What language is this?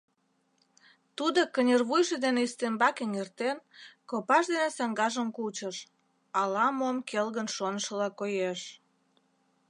Mari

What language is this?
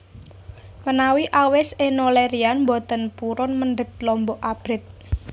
Javanese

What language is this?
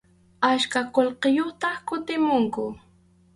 Arequipa-La Unión Quechua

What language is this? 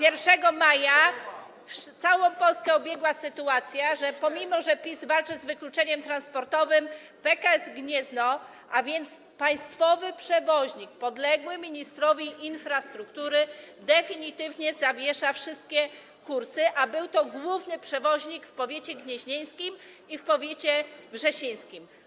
Polish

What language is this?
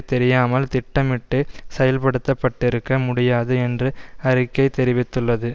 Tamil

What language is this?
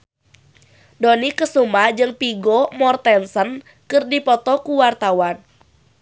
Sundanese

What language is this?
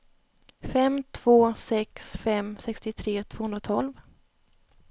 Swedish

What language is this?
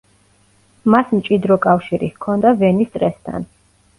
Georgian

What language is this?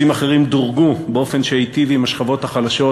Hebrew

